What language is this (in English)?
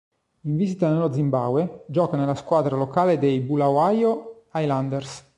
Italian